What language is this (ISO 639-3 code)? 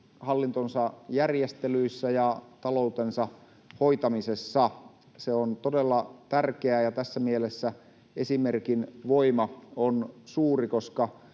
fin